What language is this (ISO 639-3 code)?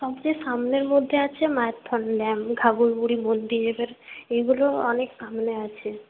ben